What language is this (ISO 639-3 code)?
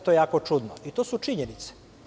srp